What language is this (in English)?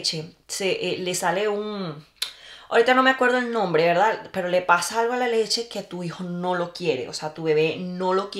Spanish